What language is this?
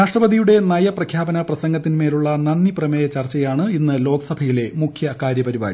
Malayalam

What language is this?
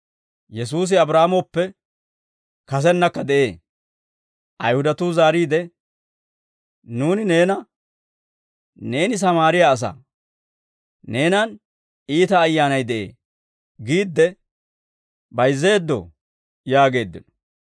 Dawro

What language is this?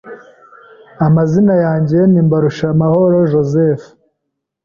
Kinyarwanda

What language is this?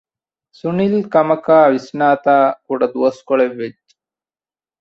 Divehi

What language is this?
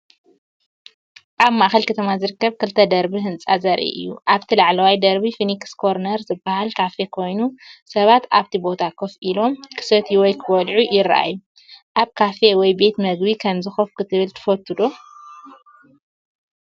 Tigrinya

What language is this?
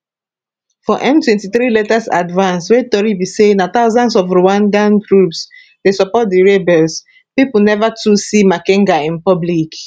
Nigerian Pidgin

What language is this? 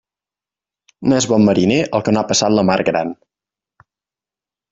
Catalan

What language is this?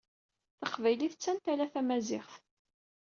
Kabyle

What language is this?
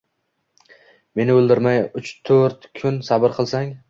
Uzbek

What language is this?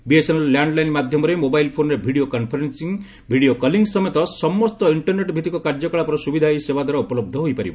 Odia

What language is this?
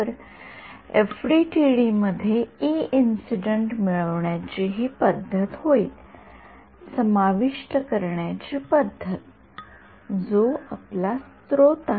Marathi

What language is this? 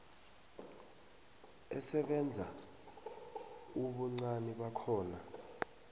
South Ndebele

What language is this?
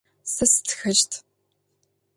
Adyghe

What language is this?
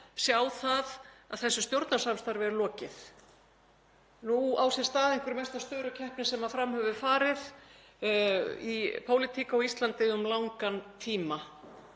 Icelandic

